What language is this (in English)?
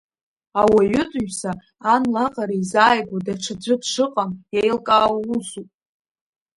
Abkhazian